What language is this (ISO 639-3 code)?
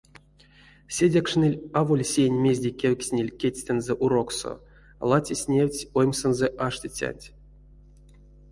myv